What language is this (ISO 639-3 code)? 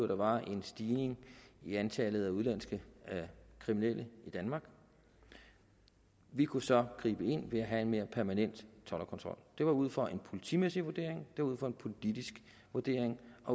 dan